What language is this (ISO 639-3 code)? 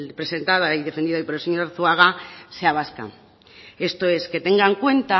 spa